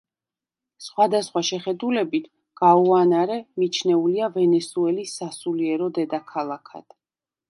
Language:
Georgian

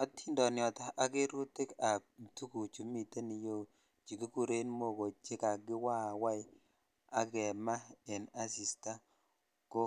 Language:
Kalenjin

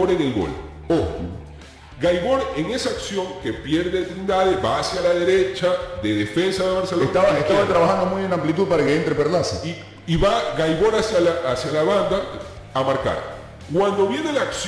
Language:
Spanish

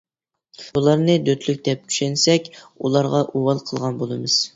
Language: Uyghur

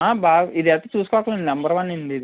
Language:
Telugu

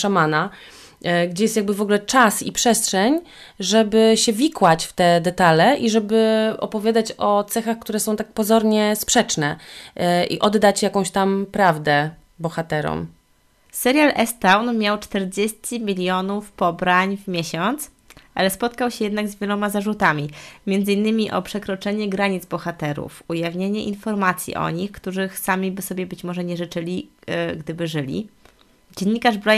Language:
Polish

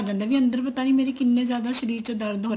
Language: Punjabi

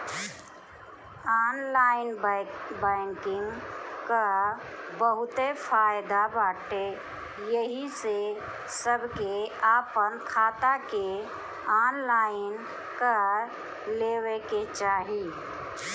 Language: Bhojpuri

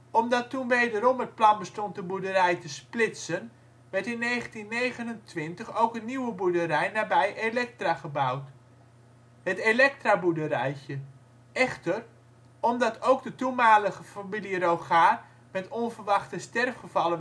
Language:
Dutch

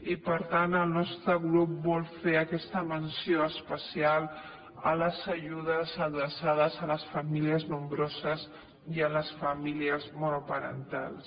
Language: Catalan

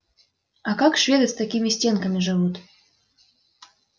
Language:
Russian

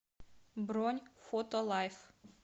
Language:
Russian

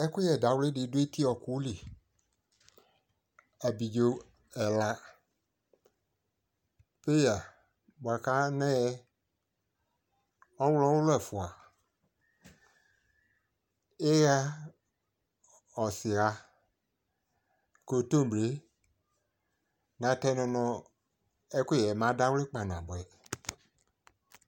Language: Ikposo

